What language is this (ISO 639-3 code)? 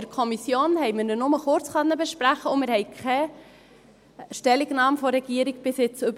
gsw